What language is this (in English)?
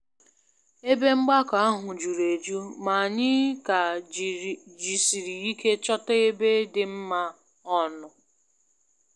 Igbo